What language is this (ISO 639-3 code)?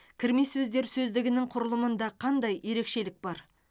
kaz